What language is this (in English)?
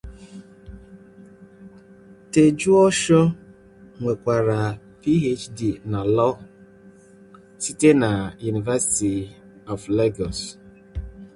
Igbo